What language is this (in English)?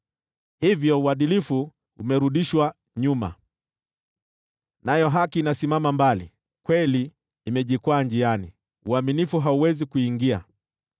Swahili